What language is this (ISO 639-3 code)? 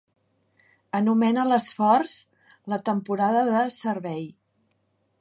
cat